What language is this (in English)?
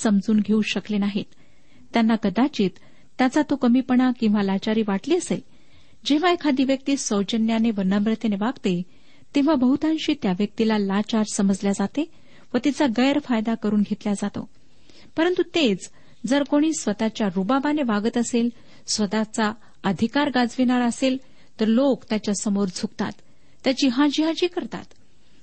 Marathi